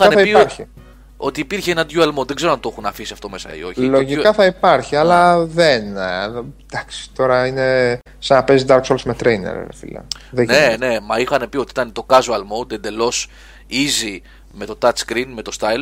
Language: Greek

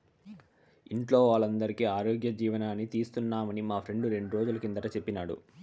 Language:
Telugu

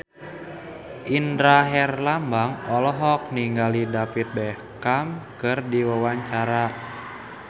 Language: Sundanese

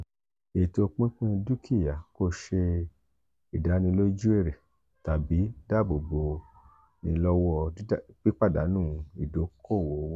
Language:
Yoruba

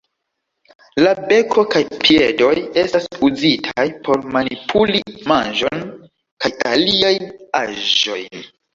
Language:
Esperanto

